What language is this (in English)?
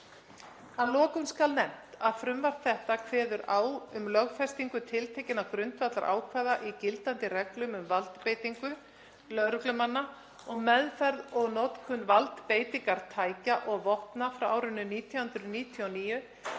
Icelandic